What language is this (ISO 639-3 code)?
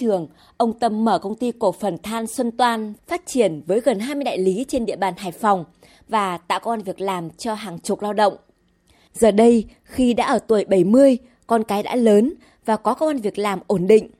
vie